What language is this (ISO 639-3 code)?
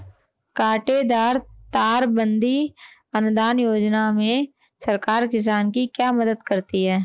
hin